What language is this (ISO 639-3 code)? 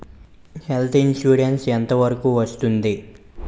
tel